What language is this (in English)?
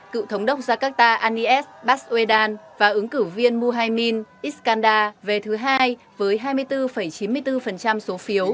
Vietnamese